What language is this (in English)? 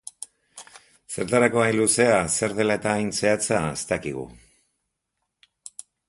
Basque